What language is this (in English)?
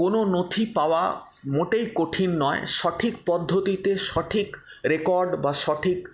Bangla